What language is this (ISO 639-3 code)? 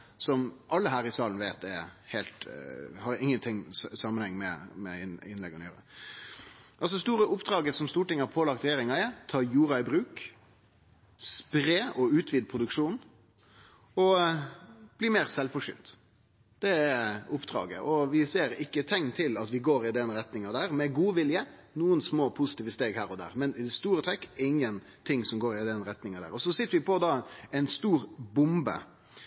nno